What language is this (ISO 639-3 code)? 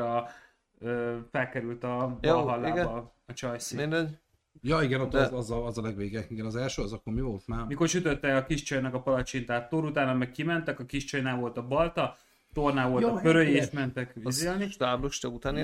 hun